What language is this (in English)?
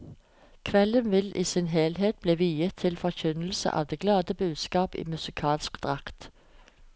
Norwegian